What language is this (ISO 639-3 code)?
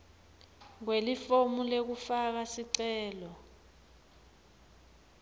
ssw